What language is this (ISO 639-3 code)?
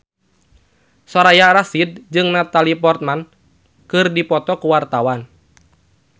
sun